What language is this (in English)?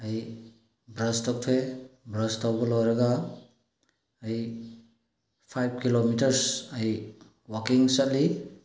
Manipuri